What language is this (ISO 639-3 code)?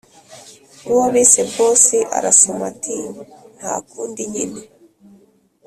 kin